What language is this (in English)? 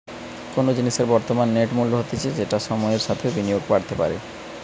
Bangla